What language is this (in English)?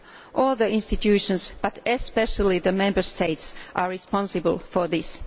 English